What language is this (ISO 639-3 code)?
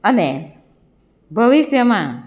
guj